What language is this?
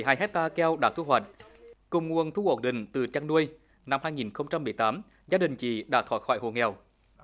Vietnamese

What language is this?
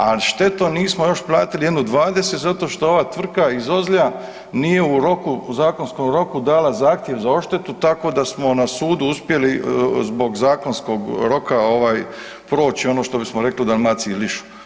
Croatian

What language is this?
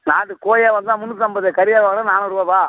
Tamil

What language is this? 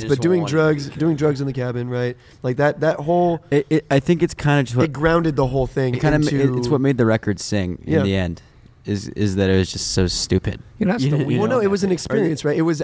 English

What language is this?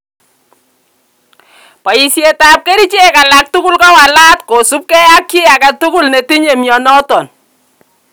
Kalenjin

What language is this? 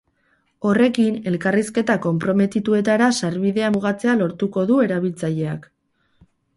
Basque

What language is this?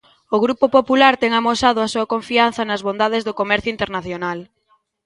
Galician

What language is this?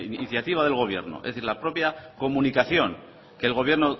Spanish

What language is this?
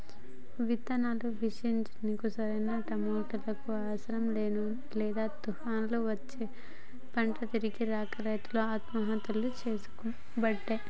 Telugu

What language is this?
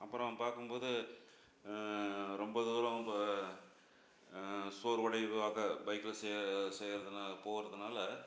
Tamil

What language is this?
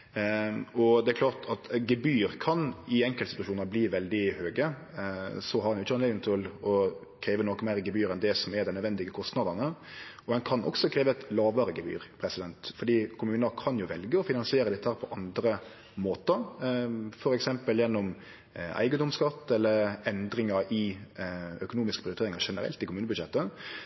Norwegian Nynorsk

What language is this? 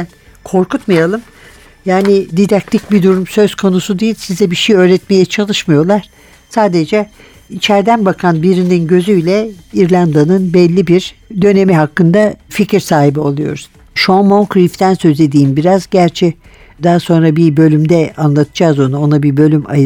Turkish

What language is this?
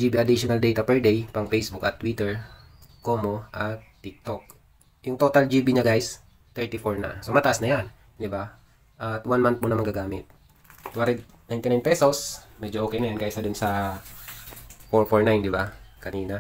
Filipino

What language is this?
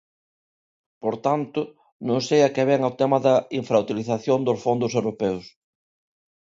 Galician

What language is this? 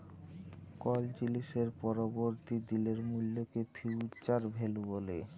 Bangla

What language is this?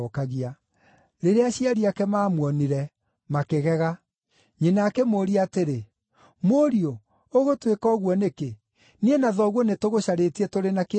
Kikuyu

